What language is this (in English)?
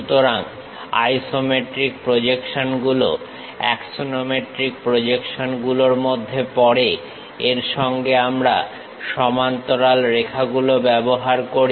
Bangla